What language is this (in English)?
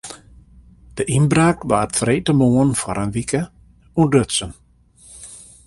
Western Frisian